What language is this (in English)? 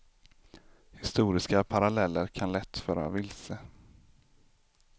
Swedish